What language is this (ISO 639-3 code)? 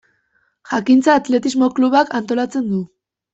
eus